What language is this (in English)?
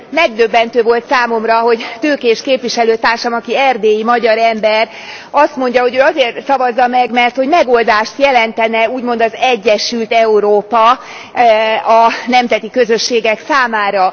Hungarian